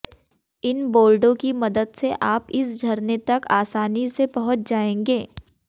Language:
Hindi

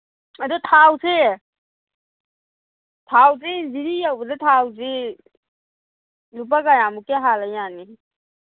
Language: Manipuri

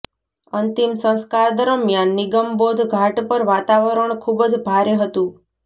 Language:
Gujarati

